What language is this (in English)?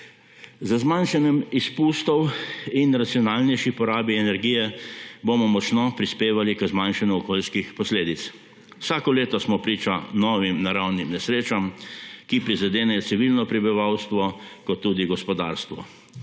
Slovenian